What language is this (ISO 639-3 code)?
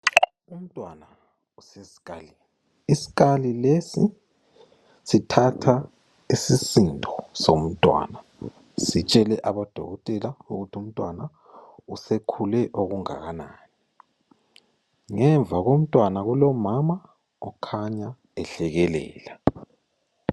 nde